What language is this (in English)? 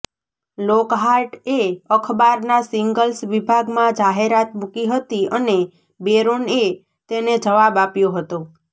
Gujarati